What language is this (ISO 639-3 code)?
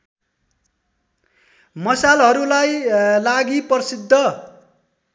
nep